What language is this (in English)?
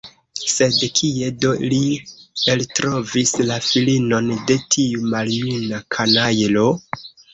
Esperanto